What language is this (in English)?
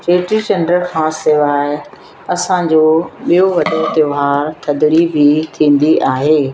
Sindhi